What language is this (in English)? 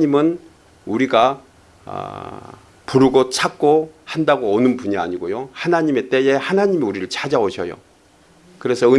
Korean